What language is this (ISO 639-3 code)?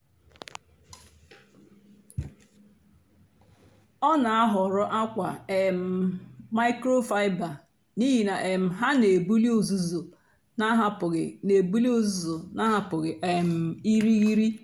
ibo